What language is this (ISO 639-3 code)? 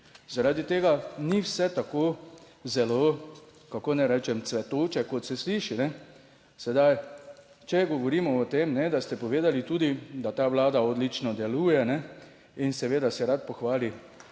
slv